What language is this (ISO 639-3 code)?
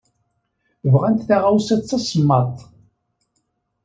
kab